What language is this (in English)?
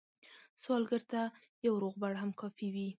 Pashto